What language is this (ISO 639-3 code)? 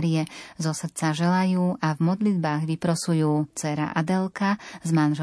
slk